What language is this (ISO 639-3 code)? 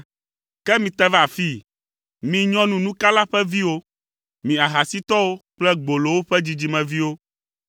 ewe